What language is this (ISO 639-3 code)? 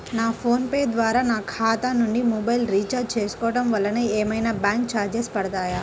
tel